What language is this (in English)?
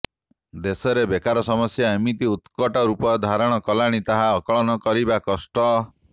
Odia